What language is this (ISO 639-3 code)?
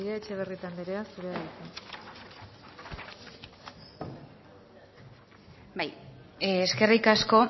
eus